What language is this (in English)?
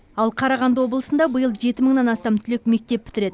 Kazakh